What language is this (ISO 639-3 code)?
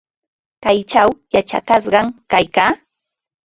qva